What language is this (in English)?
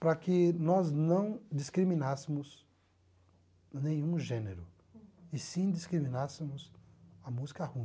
Portuguese